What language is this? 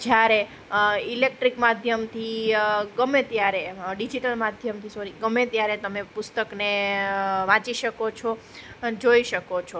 Gujarati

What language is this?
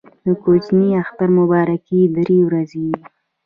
Pashto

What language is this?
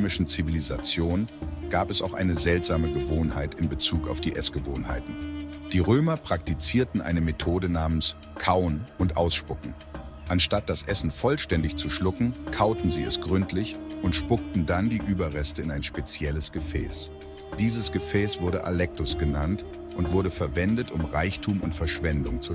German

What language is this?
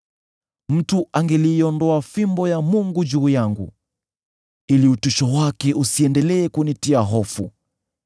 Swahili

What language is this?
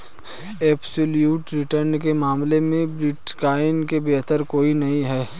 Hindi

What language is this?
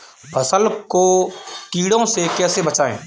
Hindi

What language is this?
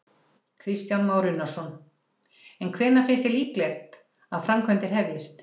Icelandic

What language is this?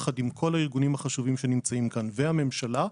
Hebrew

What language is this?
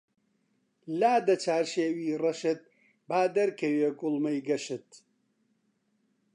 Central Kurdish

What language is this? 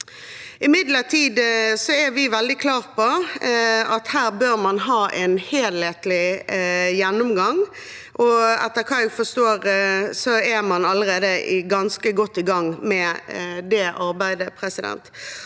Norwegian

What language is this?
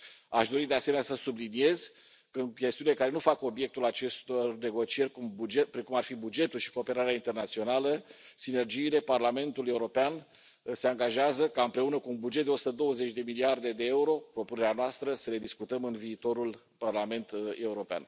Romanian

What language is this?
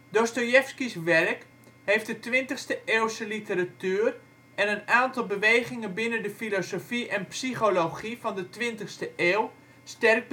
Dutch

